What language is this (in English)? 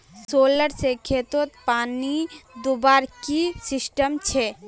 Magahi